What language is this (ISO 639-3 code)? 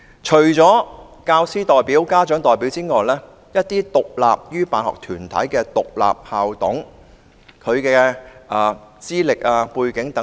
yue